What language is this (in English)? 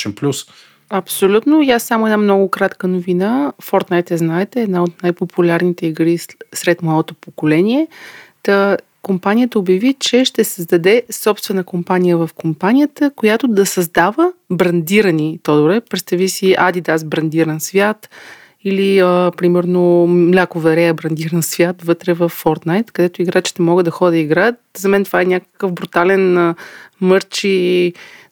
Bulgarian